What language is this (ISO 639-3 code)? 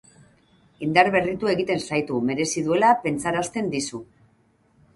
eus